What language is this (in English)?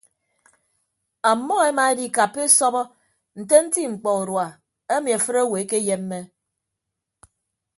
Ibibio